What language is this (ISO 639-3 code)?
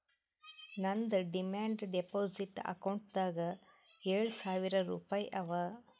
kan